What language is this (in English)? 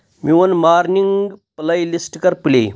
Kashmiri